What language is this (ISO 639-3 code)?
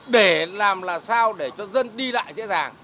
vie